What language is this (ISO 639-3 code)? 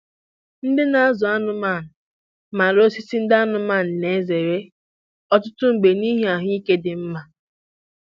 ibo